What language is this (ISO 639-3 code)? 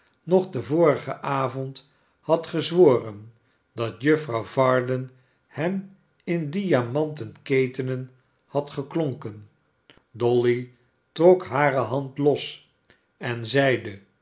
nld